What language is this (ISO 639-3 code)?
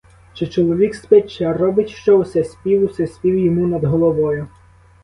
ukr